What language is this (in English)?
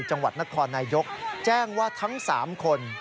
Thai